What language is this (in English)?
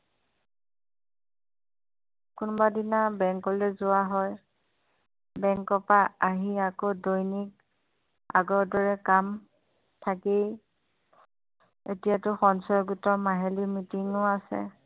Assamese